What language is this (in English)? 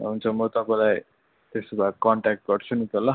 Nepali